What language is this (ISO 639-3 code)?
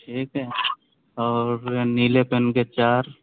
urd